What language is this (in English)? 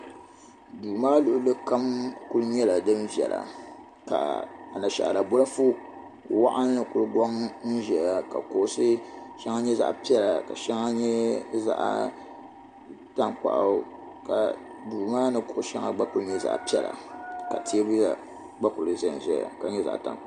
Dagbani